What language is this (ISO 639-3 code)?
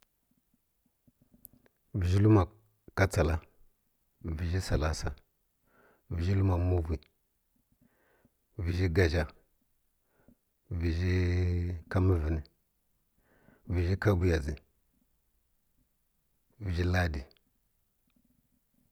fkk